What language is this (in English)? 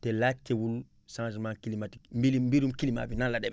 Wolof